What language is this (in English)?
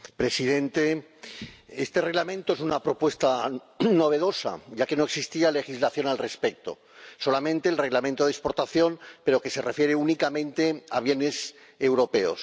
Spanish